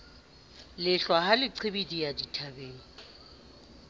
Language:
Southern Sotho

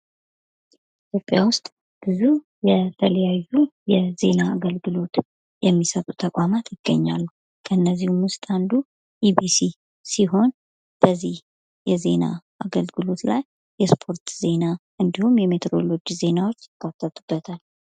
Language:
Amharic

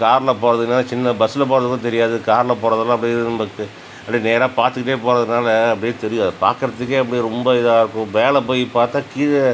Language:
Tamil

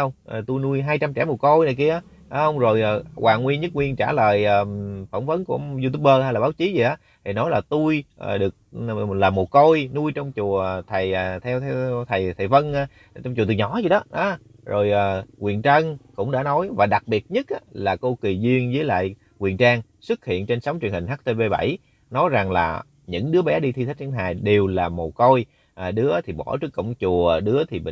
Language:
Vietnamese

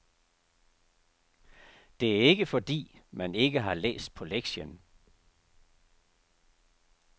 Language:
Danish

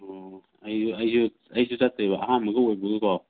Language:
Manipuri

